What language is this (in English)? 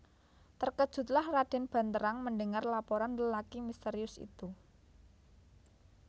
Javanese